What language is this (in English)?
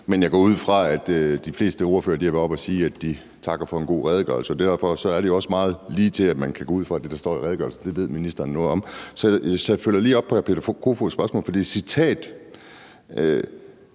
Danish